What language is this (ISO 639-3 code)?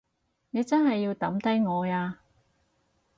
yue